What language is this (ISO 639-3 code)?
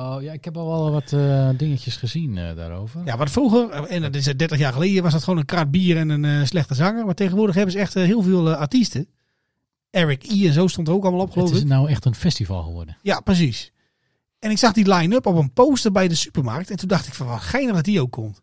nld